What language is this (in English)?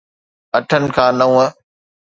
Sindhi